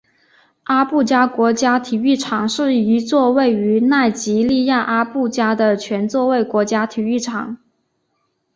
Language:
Chinese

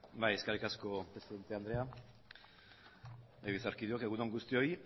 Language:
Basque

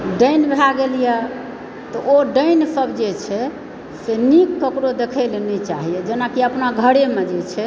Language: Maithili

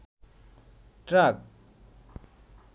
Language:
Bangla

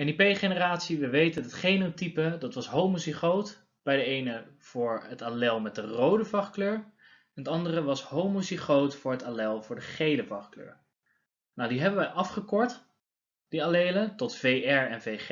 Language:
Dutch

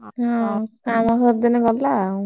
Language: Odia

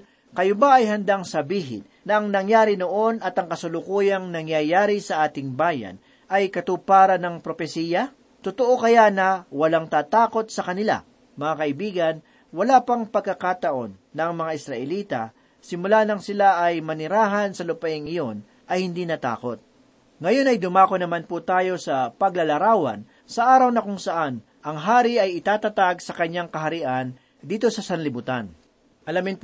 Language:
Filipino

